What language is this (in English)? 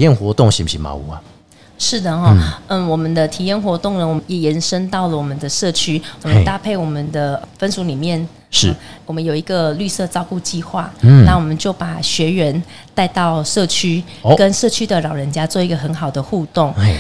Chinese